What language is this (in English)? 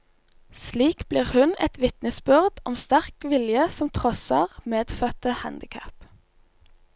Norwegian